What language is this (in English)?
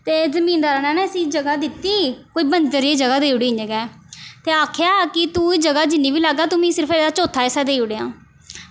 Dogri